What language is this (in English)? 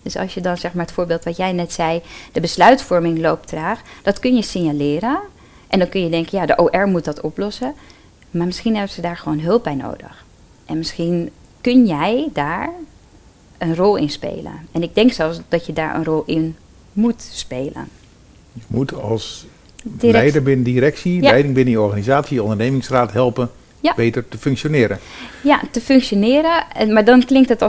Dutch